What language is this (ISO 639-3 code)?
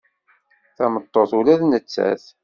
kab